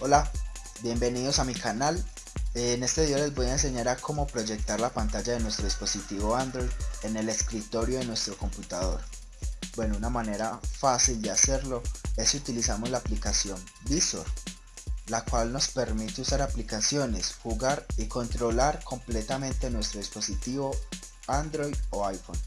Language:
Spanish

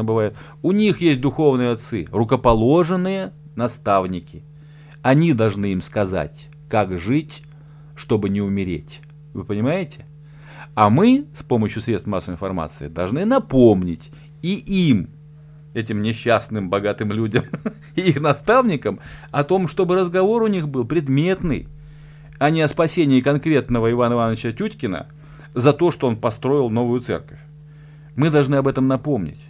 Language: Russian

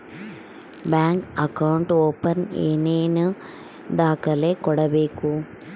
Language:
Kannada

